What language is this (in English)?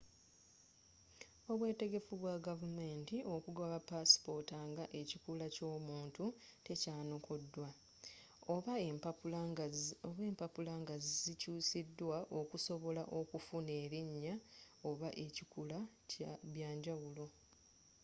Ganda